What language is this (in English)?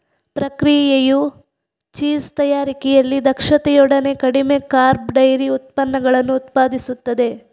Kannada